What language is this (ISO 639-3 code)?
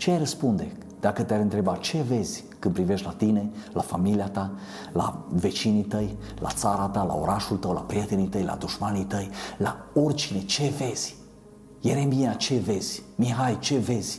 ron